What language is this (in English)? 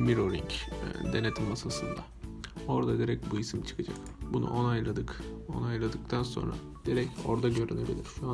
Turkish